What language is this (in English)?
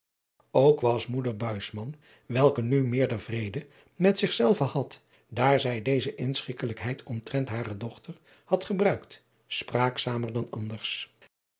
Dutch